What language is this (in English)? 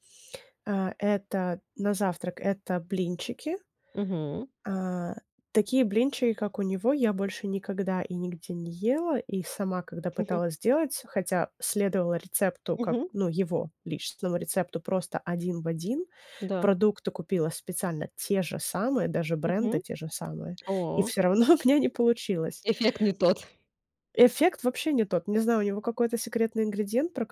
Russian